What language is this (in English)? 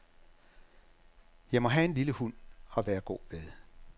Danish